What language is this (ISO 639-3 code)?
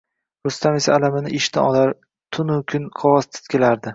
uzb